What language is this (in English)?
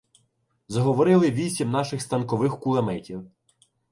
Ukrainian